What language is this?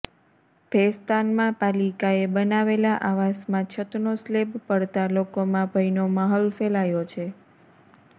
Gujarati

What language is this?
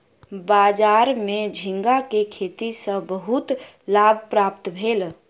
Maithili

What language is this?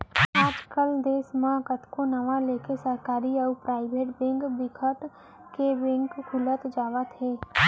Chhattisgarhi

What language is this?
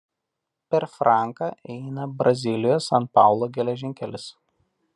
Lithuanian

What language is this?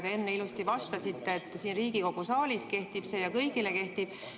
Estonian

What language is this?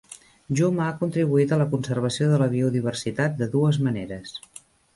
Catalan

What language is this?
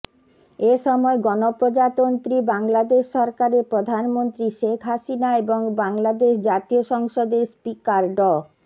Bangla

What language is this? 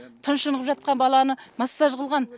Kazakh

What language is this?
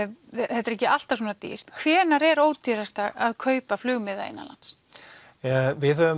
Icelandic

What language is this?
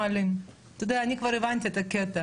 Hebrew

